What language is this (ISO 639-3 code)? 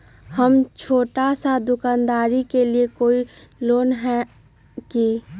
mag